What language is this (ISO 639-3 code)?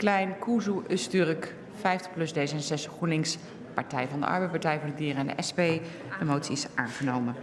nld